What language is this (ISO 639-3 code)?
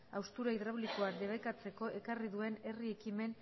eus